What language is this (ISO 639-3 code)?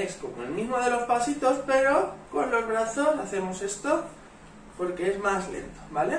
spa